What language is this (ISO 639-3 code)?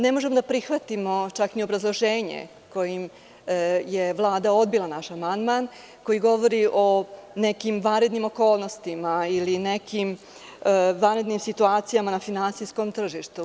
srp